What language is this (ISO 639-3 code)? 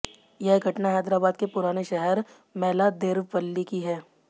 hin